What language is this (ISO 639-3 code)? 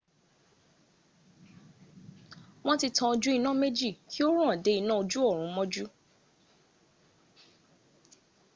yor